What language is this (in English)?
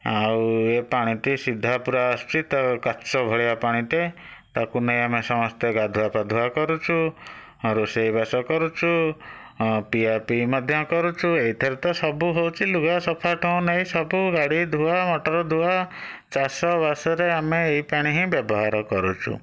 Odia